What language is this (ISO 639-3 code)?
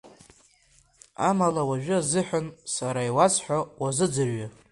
abk